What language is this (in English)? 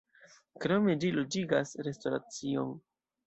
Esperanto